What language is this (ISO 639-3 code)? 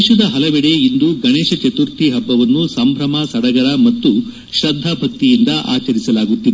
kan